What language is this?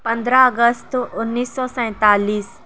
Urdu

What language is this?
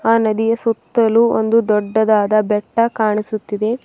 Kannada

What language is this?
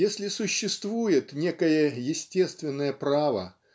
Russian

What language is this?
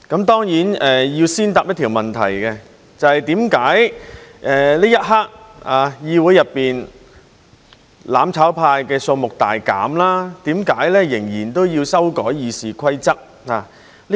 Cantonese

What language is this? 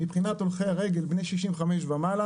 Hebrew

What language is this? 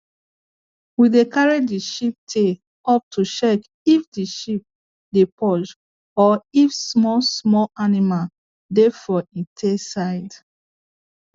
Nigerian Pidgin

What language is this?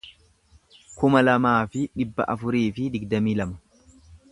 Oromo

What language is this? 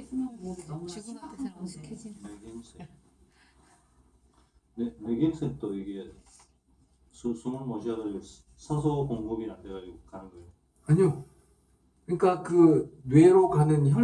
Korean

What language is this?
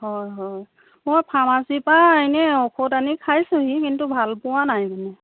Assamese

